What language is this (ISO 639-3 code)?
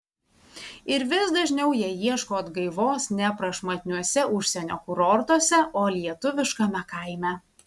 lit